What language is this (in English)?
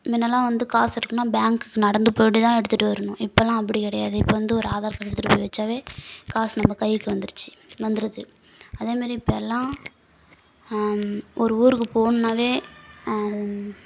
Tamil